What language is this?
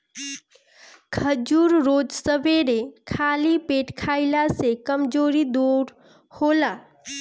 Bhojpuri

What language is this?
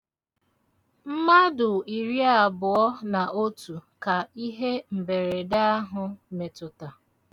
Igbo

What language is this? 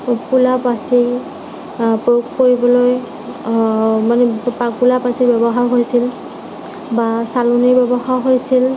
Assamese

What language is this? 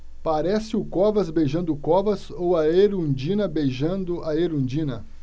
Portuguese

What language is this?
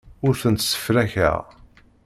Kabyle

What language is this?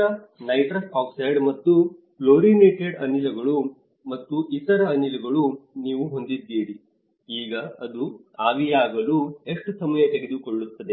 Kannada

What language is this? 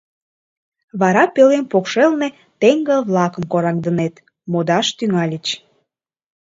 Mari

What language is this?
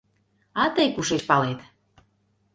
Mari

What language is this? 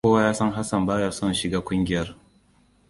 Hausa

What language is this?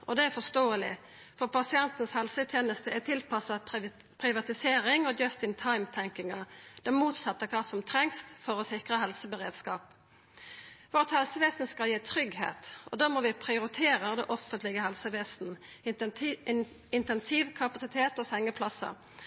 Norwegian Nynorsk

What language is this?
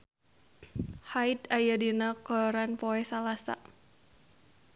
Sundanese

